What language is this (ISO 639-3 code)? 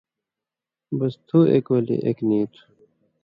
mvy